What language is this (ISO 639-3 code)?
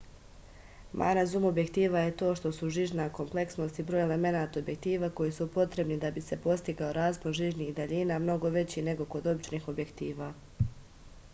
srp